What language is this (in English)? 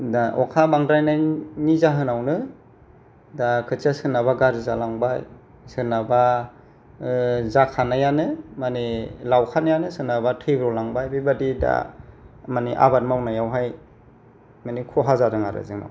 Bodo